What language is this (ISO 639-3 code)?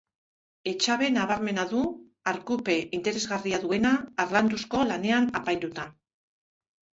eus